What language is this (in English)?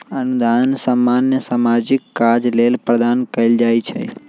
Magahi